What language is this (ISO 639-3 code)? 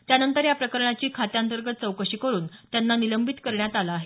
mar